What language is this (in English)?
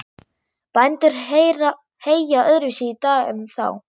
Icelandic